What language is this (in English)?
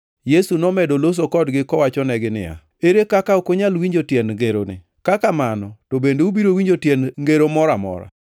Luo (Kenya and Tanzania)